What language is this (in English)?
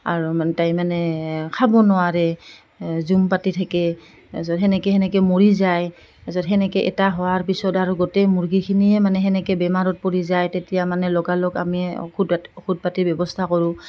Assamese